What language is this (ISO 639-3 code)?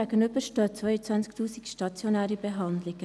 gsw